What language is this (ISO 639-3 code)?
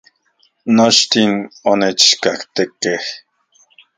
ncx